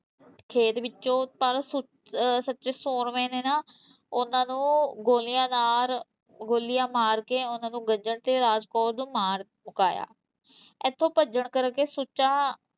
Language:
Punjabi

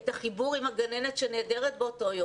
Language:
Hebrew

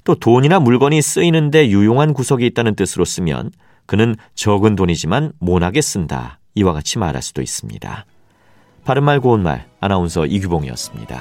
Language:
Korean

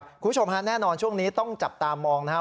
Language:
Thai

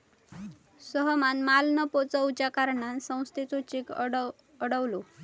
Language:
Marathi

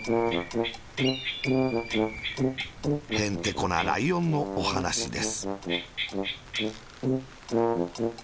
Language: Japanese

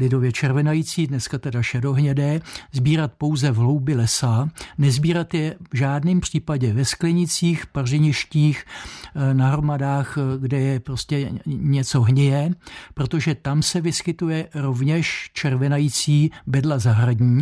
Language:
Czech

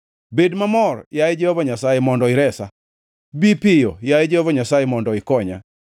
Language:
Luo (Kenya and Tanzania)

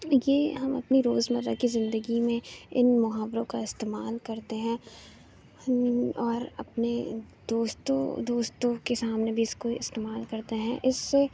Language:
Urdu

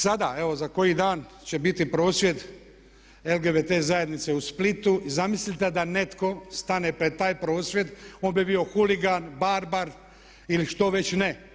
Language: Croatian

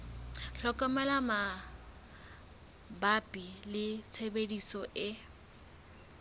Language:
Southern Sotho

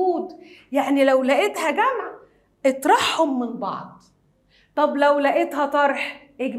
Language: Arabic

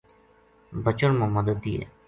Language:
Gujari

